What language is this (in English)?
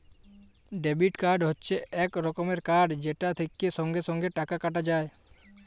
Bangla